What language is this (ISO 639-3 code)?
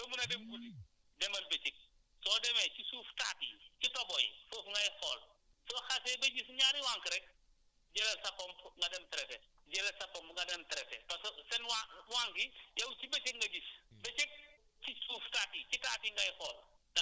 wol